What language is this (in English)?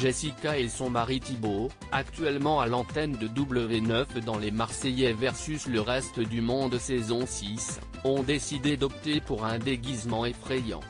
French